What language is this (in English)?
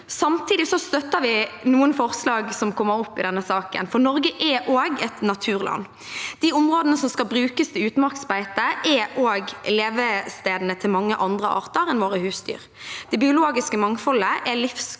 Norwegian